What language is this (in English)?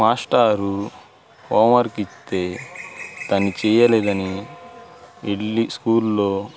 Telugu